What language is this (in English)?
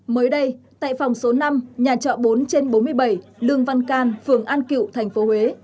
Vietnamese